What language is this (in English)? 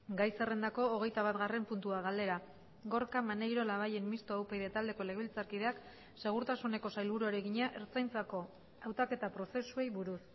Basque